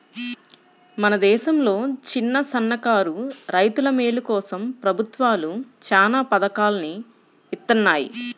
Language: Telugu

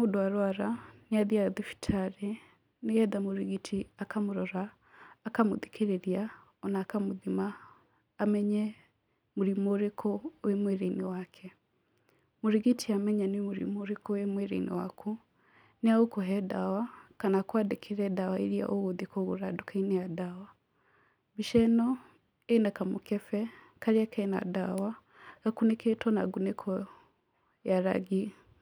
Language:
Kikuyu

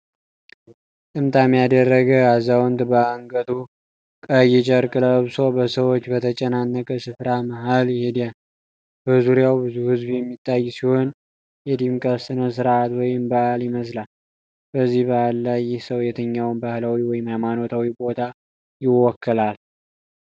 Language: Amharic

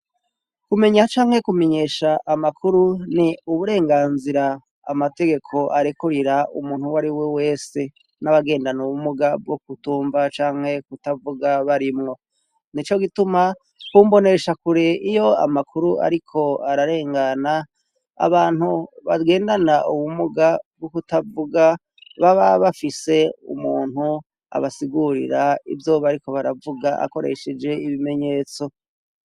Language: Rundi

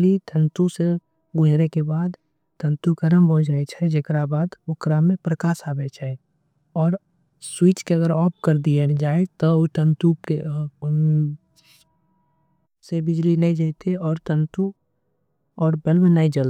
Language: Angika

